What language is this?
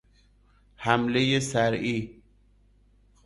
Persian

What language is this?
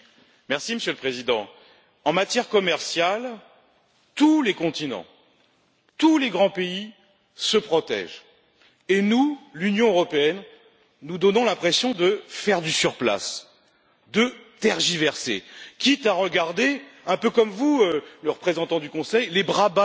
French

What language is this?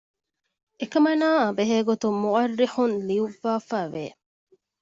Divehi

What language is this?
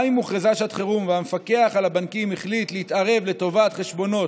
Hebrew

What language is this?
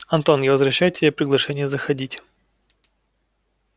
Russian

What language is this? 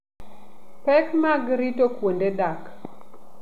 Luo (Kenya and Tanzania)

